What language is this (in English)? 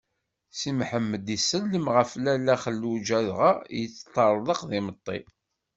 Kabyle